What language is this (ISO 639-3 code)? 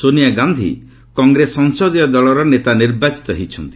ori